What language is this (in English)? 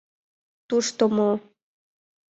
Mari